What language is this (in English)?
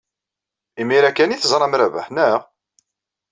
Kabyle